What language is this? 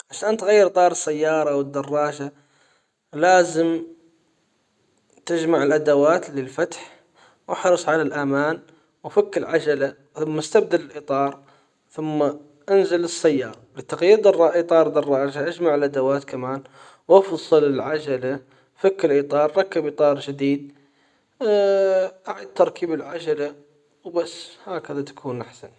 Hijazi Arabic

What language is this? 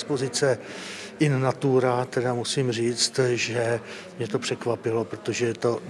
Czech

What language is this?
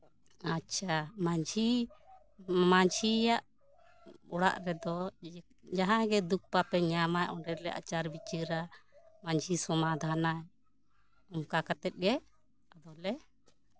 Santali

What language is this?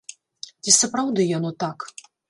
Belarusian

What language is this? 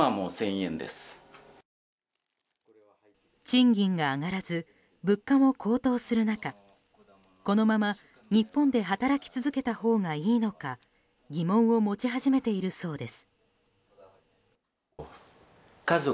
Japanese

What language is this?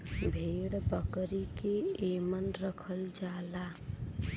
Bhojpuri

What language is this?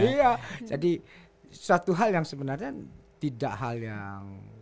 Indonesian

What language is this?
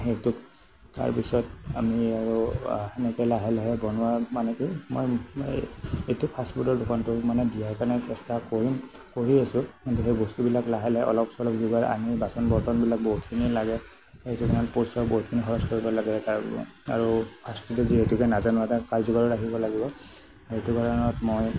Assamese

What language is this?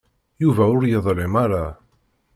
Kabyle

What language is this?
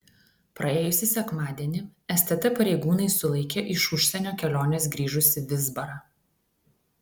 Lithuanian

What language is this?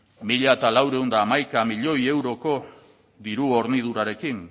Basque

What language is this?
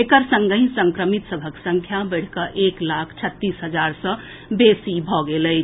Maithili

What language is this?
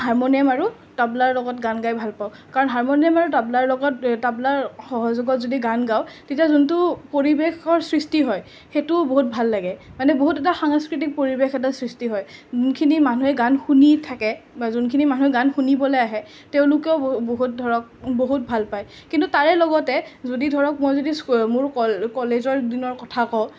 Assamese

